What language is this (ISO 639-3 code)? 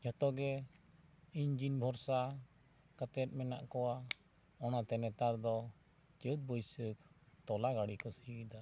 sat